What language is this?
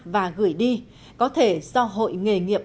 Vietnamese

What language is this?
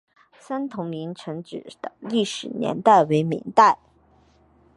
Chinese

